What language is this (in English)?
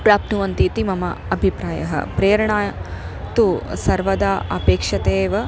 Sanskrit